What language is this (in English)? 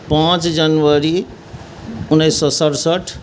Maithili